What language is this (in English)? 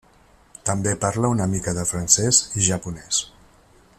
Catalan